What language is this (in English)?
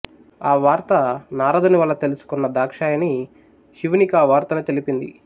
Telugu